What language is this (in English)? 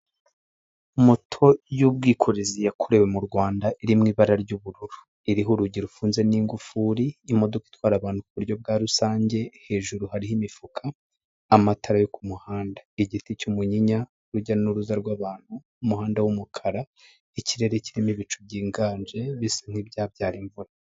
Kinyarwanda